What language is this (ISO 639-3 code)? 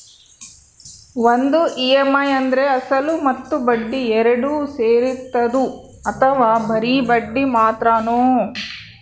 kan